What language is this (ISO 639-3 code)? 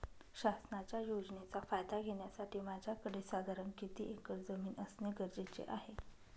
mar